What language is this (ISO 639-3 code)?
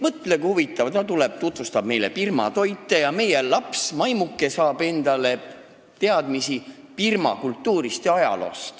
est